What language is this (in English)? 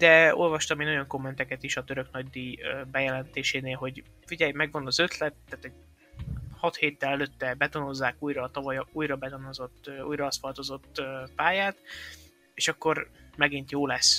Hungarian